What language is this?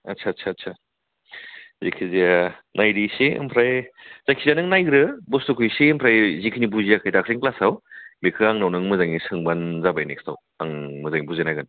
Bodo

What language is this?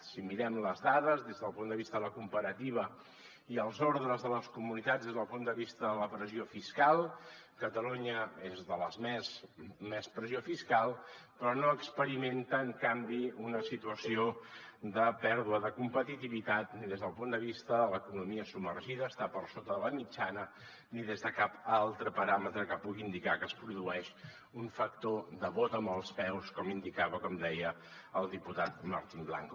Catalan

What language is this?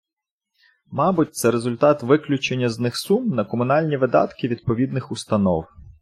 Ukrainian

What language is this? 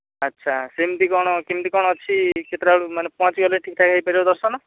Odia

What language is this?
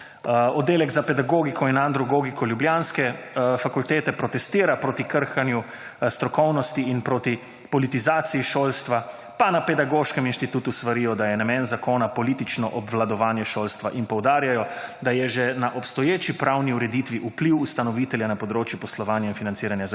Slovenian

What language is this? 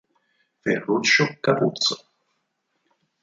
Italian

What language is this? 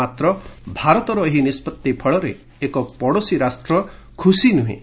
Odia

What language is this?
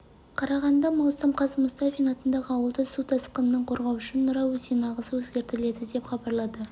Kazakh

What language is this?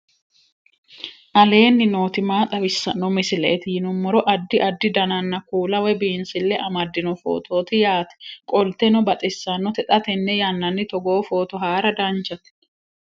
Sidamo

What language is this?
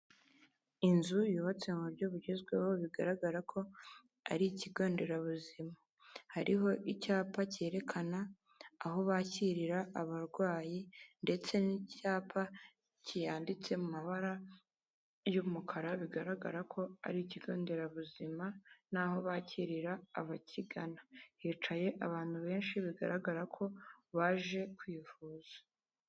Kinyarwanda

